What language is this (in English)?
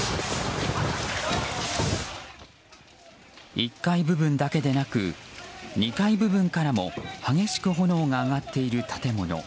Japanese